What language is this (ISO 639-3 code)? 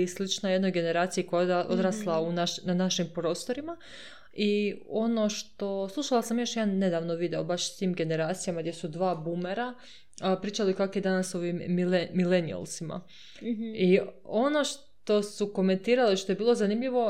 hrv